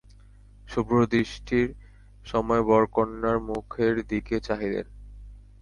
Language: Bangla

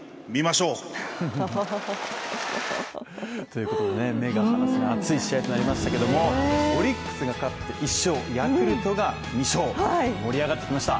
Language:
Japanese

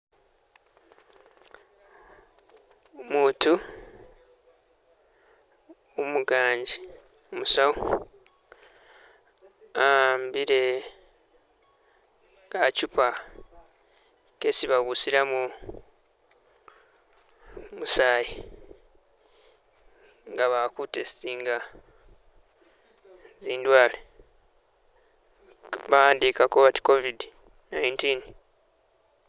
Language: Masaaba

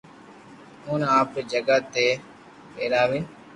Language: Loarki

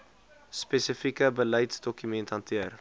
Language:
Afrikaans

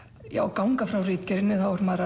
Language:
Icelandic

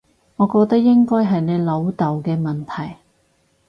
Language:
Cantonese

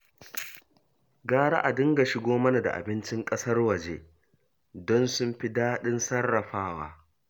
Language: Hausa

